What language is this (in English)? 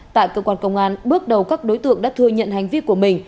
Vietnamese